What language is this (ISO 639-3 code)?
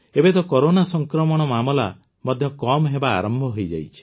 ori